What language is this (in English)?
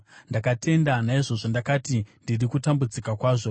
Shona